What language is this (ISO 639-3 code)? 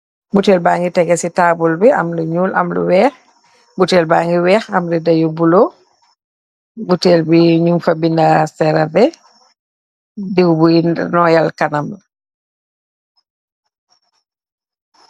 wol